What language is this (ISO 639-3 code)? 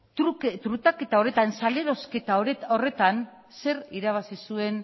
eus